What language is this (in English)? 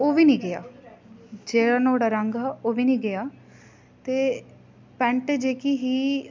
Dogri